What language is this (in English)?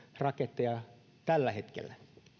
Finnish